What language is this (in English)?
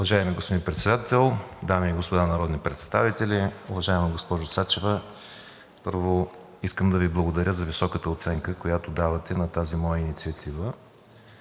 Bulgarian